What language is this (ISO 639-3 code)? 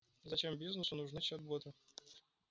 rus